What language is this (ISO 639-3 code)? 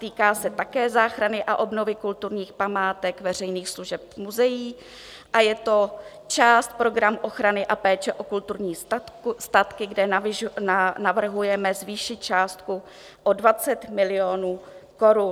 ces